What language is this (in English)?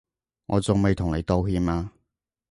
Cantonese